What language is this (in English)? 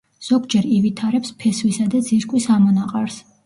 Georgian